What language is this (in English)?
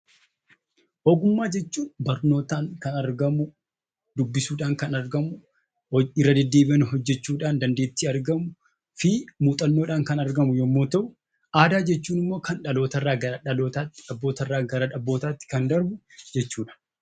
Oromo